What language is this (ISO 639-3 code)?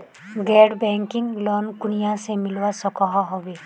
mag